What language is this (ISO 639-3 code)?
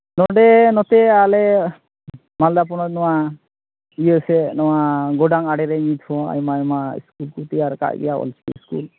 sat